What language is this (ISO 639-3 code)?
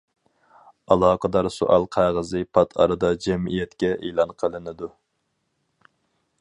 uig